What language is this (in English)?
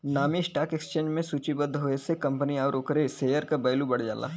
Bhojpuri